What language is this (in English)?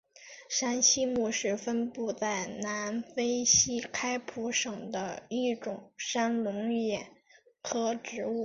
Chinese